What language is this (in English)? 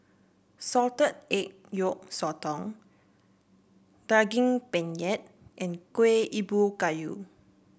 English